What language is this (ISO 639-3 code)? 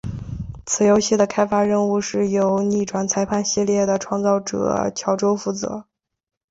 zho